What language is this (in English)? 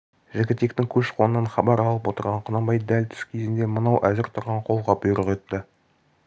Kazakh